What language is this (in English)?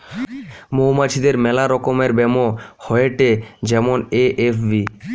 Bangla